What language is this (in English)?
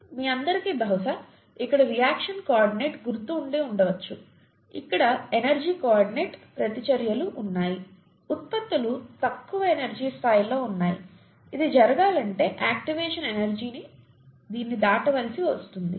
Telugu